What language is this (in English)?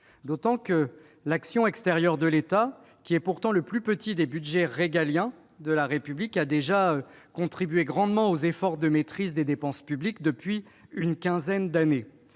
French